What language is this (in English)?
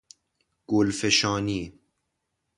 Persian